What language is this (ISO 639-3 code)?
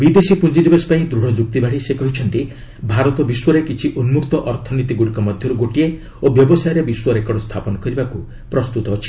ori